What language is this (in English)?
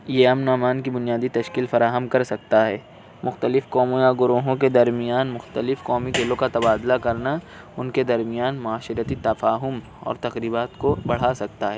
Urdu